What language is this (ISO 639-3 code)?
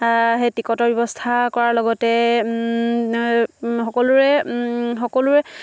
asm